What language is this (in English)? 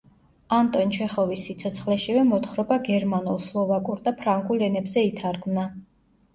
Georgian